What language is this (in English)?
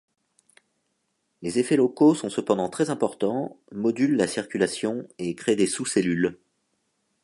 French